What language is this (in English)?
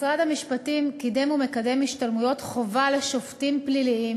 Hebrew